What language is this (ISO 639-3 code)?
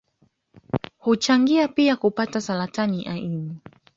swa